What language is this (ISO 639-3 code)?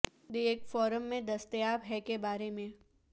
urd